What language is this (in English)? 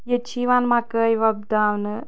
Kashmiri